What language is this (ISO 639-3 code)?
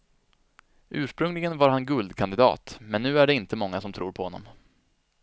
swe